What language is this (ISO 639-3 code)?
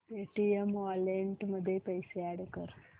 mar